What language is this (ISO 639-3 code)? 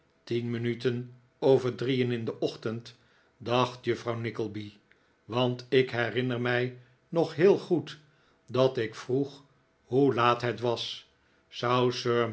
nld